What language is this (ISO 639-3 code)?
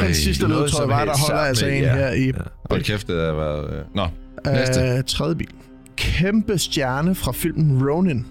dan